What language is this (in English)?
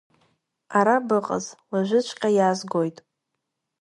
Abkhazian